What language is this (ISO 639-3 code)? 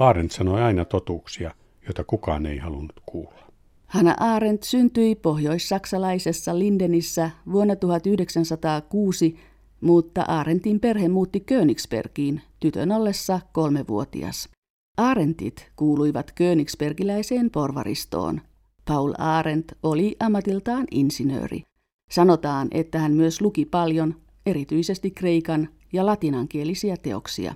fin